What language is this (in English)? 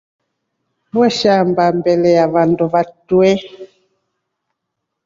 Rombo